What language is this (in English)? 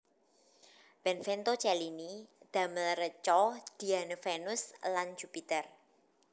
Javanese